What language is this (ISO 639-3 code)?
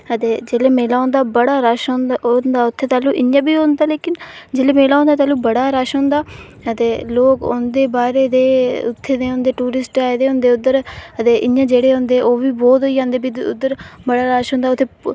doi